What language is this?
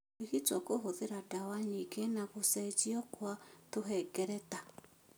Kikuyu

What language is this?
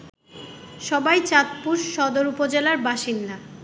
Bangla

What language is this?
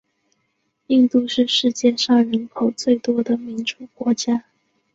Chinese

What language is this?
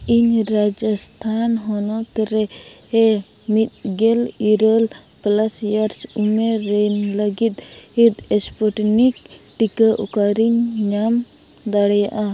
Santali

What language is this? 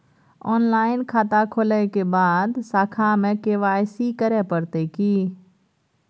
Maithili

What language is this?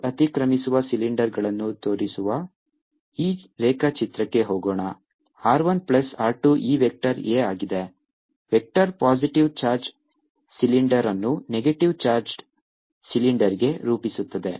Kannada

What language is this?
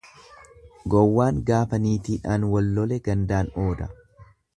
Oromo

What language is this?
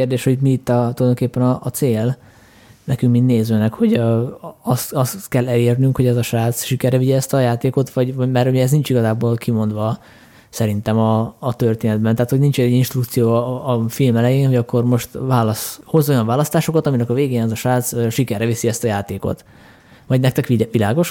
Hungarian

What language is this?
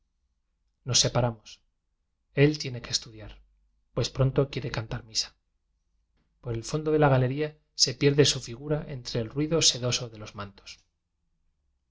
Spanish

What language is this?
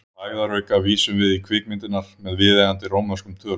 Icelandic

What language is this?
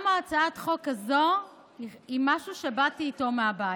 Hebrew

